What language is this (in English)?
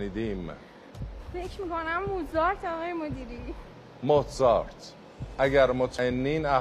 Persian